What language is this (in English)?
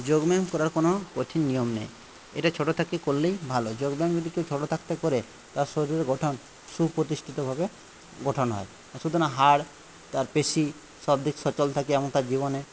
Bangla